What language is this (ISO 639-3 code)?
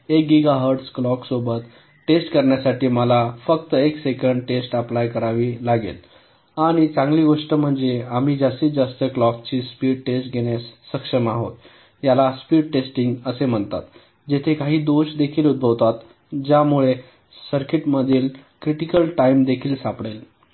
mar